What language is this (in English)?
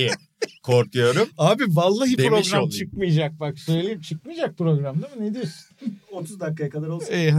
Turkish